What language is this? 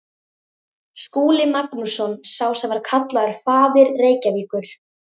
Icelandic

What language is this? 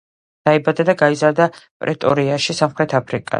Georgian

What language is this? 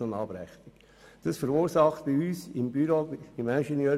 Swiss German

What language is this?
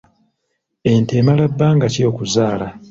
Ganda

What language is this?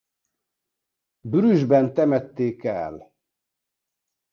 Hungarian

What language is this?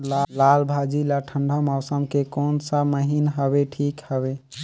Chhattisgarhi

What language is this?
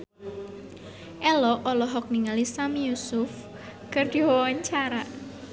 Sundanese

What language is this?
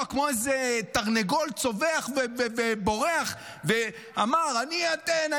Hebrew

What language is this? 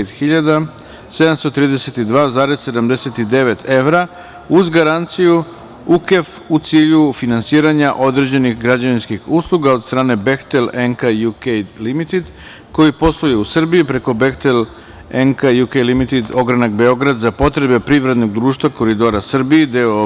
Serbian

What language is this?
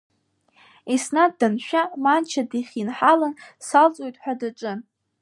Abkhazian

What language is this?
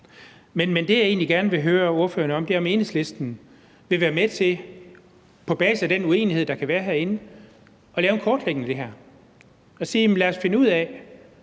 Danish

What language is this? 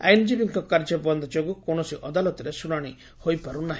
Odia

